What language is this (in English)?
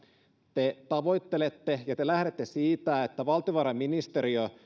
Finnish